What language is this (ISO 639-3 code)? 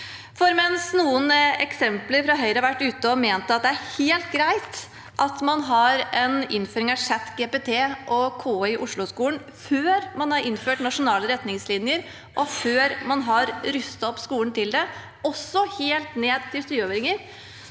nor